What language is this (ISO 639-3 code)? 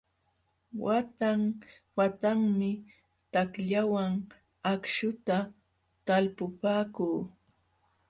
qxw